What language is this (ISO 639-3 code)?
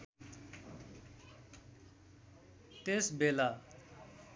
nep